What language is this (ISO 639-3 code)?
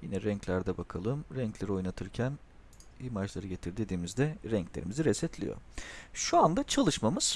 tur